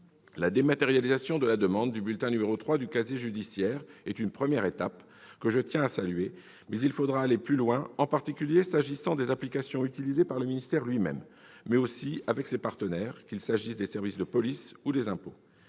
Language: French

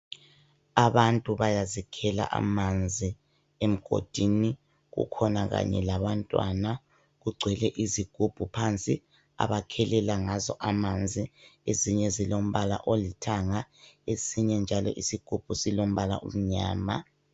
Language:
North Ndebele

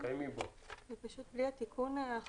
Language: Hebrew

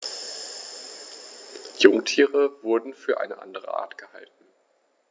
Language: German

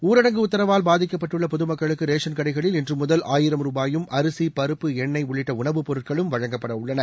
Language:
Tamil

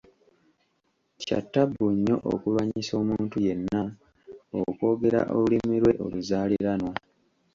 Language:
Ganda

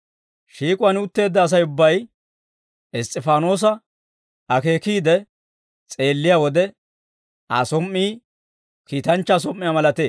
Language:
Dawro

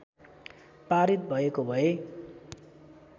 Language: Nepali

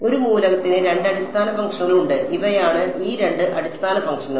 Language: Malayalam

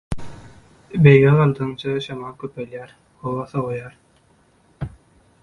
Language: Turkmen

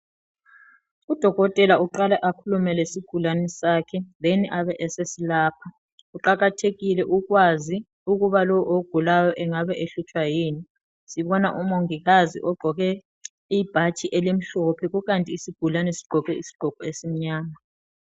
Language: North Ndebele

